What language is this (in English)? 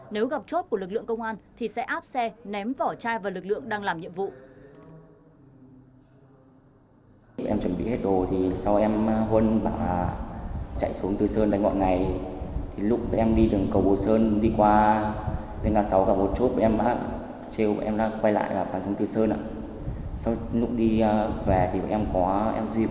Vietnamese